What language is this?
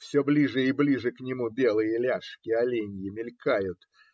Russian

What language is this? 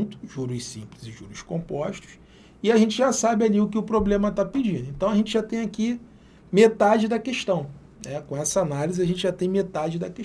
Portuguese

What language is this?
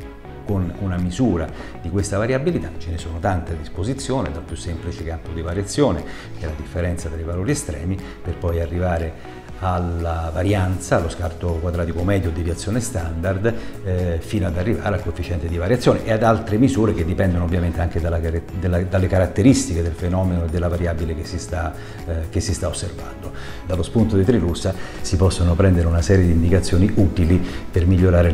Italian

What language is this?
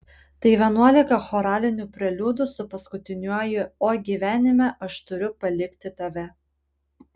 Lithuanian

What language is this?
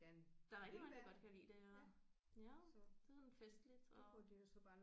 Danish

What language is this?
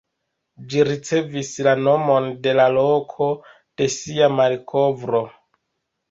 Esperanto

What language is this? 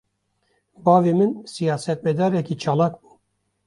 Kurdish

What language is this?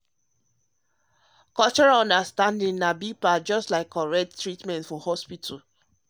Nigerian Pidgin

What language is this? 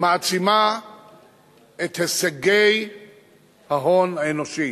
Hebrew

